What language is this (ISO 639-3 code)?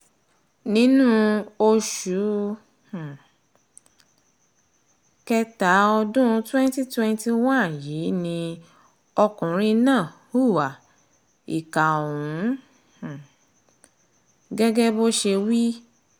yor